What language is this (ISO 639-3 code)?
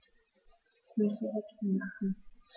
deu